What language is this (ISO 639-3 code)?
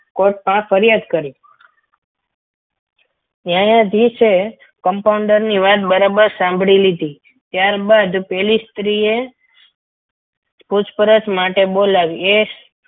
guj